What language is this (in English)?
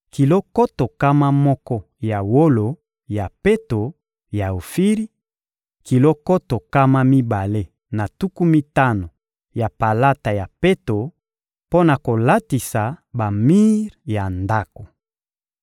Lingala